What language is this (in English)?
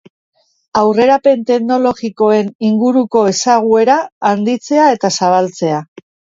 Basque